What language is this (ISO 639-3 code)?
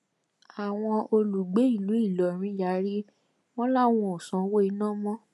yor